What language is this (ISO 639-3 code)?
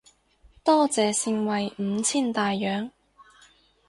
yue